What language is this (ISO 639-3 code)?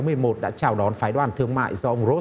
vie